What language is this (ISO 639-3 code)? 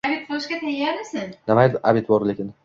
uzb